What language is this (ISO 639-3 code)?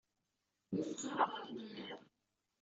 kab